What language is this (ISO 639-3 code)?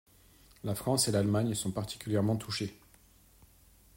fra